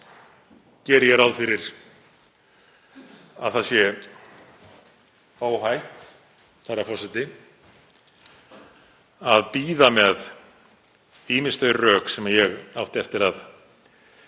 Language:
Icelandic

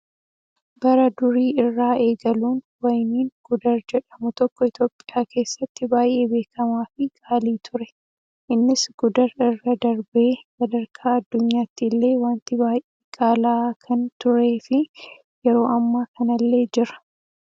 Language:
Oromo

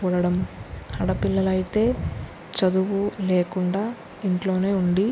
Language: Telugu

